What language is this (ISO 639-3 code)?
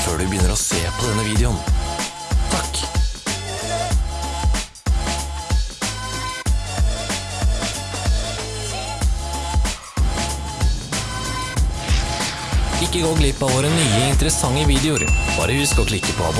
nor